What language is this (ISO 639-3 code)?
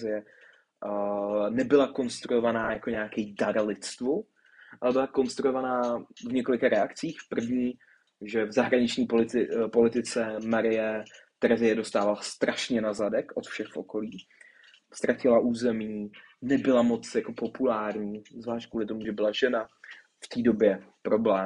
ces